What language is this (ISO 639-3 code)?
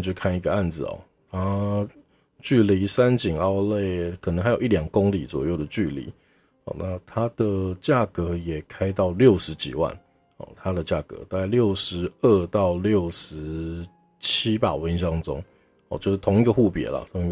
zho